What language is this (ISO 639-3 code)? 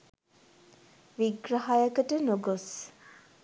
sin